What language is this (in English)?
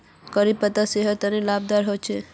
Magahi